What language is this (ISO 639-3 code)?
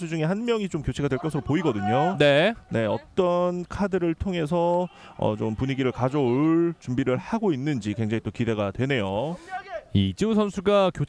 kor